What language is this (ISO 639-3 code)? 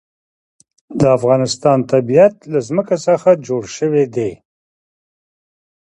pus